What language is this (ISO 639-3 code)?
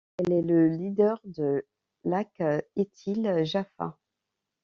fra